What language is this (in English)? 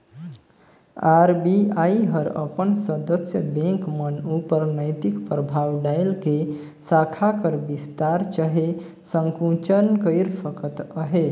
Chhattisgarhi